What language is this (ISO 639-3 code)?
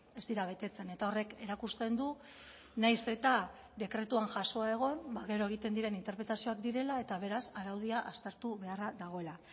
eus